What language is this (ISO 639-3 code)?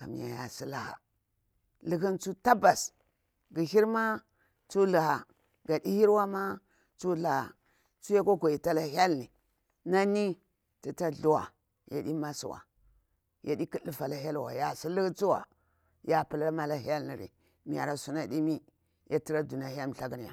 bwr